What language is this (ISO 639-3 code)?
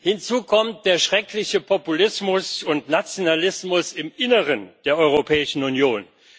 deu